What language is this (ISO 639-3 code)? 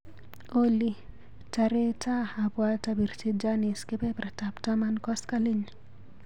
kln